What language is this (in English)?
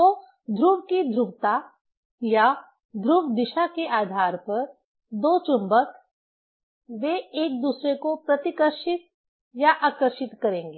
Hindi